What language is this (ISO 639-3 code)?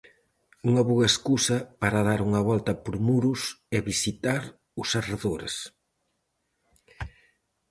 glg